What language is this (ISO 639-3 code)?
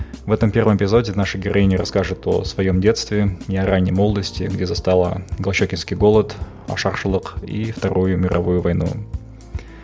kaz